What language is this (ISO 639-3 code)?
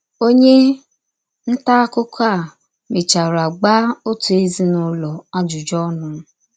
ibo